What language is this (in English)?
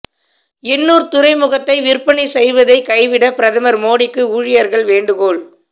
Tamil